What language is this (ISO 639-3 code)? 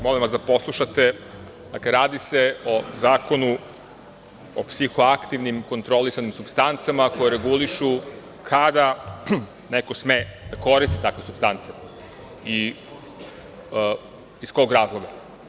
srp